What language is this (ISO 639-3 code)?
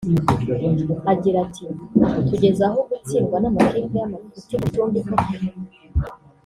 kin